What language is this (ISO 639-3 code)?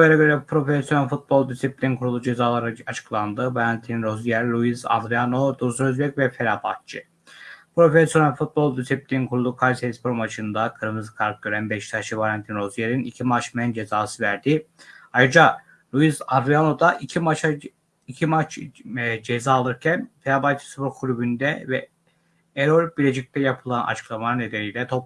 tur